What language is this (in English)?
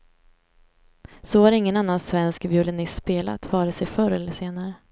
Swedish